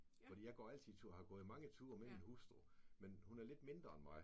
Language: Danish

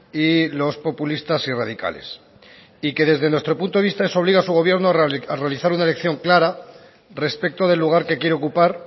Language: Spanish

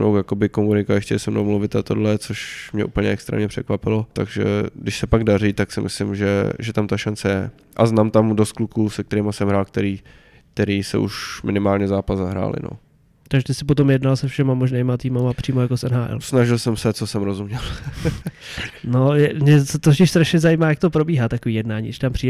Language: Czech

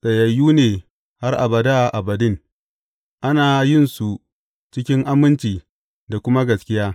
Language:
Hausa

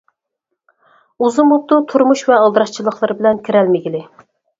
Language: Uyghur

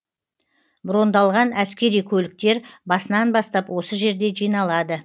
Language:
Kazakh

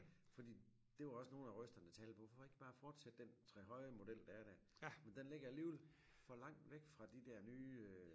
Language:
Danish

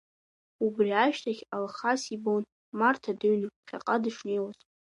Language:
Abkhazian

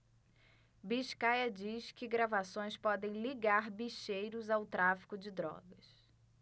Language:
Portuguese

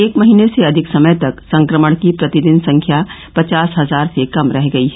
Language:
Hindi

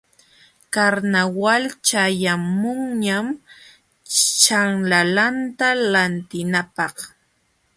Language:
Jauja Wanca Quechua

